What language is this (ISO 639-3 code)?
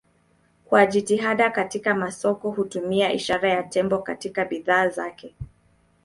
swa